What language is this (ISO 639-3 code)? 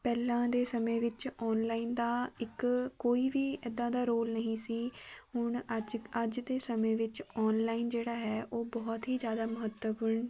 pan